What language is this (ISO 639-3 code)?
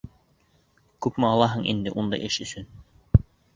bak